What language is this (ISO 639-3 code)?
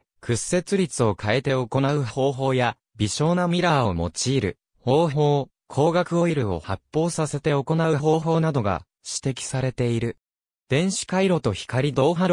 jpn